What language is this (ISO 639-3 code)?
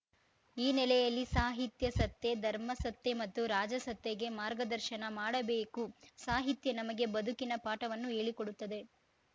kan